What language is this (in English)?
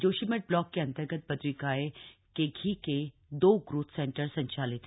Hindi